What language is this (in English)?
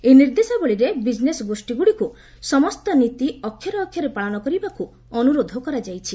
Odia